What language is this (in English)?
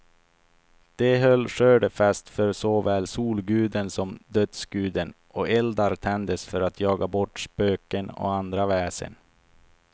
Swedish